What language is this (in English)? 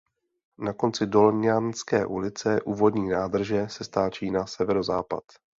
Czech